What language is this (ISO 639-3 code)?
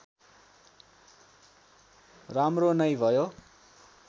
nep